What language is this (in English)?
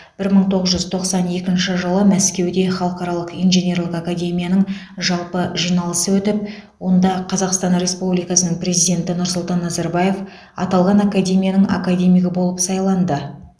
Kazakh